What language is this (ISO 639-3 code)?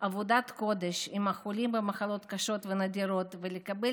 heb